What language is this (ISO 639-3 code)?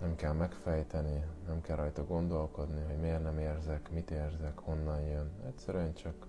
hun